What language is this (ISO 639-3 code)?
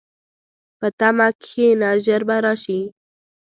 pus